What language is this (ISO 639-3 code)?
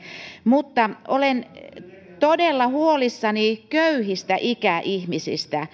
fin